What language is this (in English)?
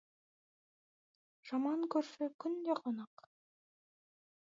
Kazakh